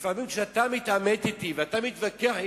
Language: Hebrew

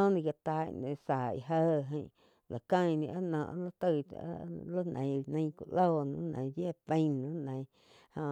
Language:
Quiotepec Chinantec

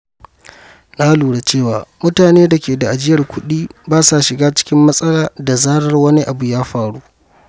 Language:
Hausa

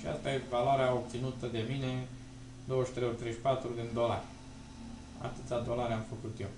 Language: Romanian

